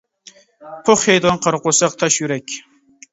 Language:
Uyghur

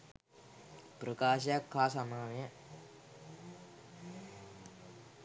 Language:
Sinhala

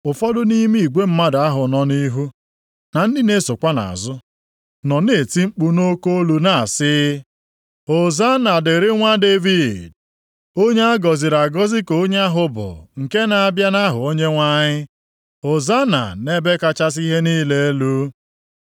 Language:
Igbo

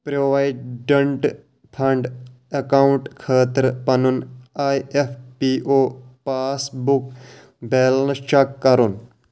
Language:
Kashmiri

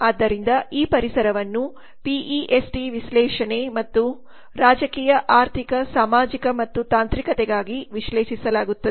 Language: Kannada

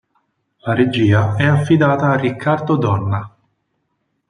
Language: Italian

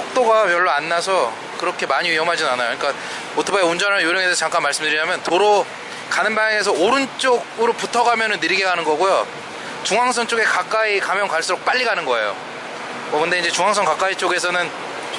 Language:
Korean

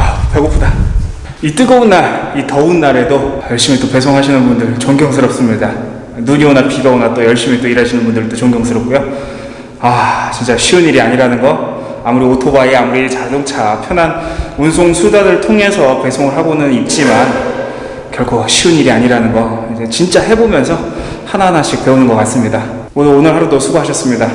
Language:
Korean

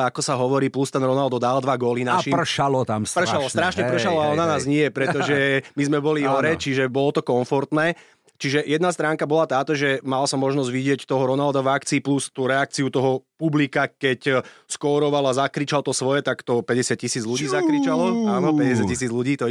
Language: Slovak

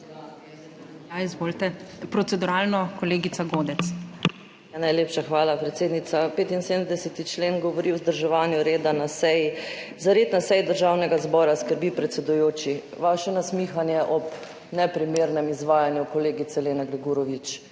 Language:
Slovenian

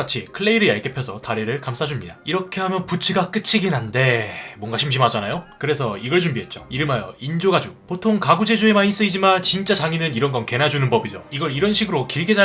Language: Korean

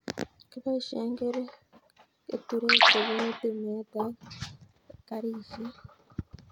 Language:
Kalenjin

